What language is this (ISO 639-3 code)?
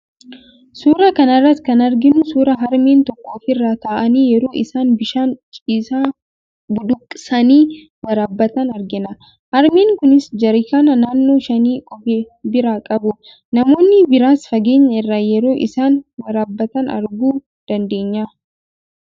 orm